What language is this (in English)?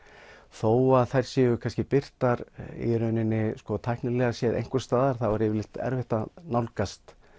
Icelandic